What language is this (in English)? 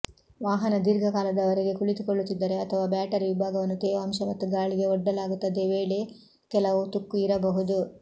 Kannada